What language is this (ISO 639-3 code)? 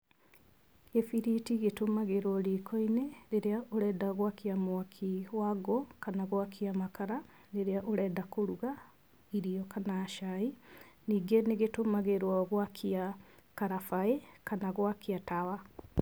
kik